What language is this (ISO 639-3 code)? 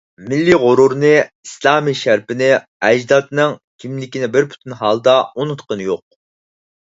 uig